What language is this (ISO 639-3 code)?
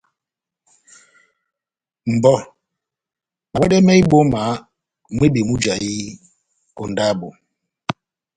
bnm